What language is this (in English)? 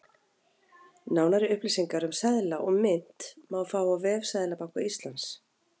Icelandic